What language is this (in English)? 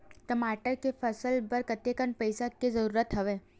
Chhattisgarhi